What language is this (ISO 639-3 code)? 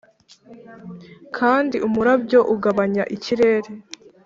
kin